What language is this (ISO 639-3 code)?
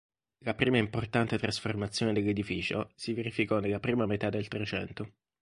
ita